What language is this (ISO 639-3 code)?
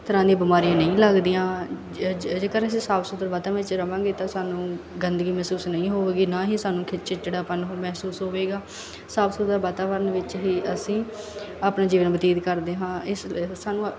pan